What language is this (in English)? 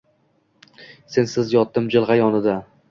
Uzbek